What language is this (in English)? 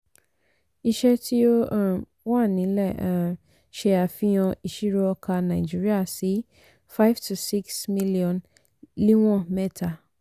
Yoruba